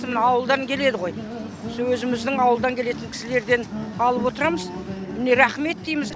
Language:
Kazakh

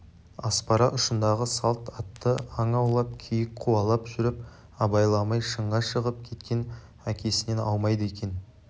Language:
Kazakh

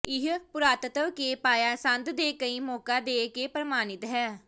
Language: Punjabi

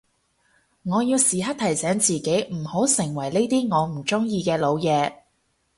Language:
Cantonese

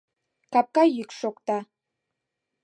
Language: Mari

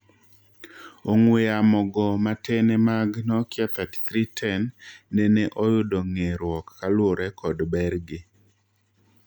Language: Luo (Kenya and Tanzania)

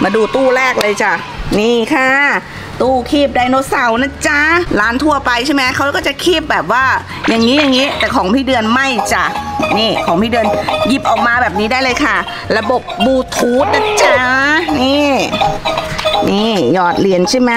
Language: Thai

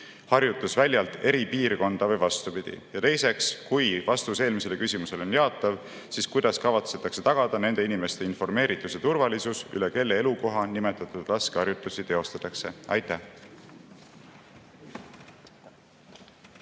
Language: Estonian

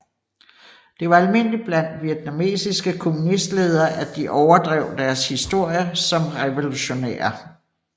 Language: Danish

